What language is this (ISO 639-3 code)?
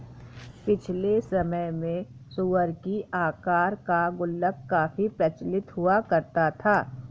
hin